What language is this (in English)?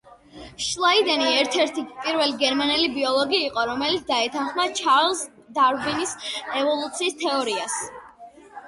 Georgian